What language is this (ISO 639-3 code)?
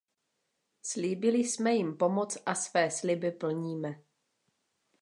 ces